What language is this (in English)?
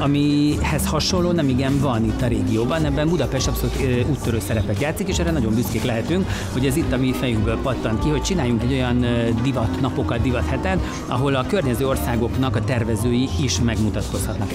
Hungarian